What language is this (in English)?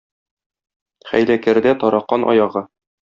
Tatar